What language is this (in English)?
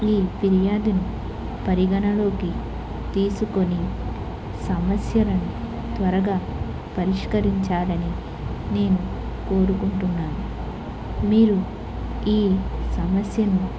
Telugu